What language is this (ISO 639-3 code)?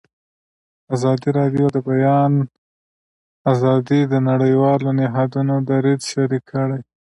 pus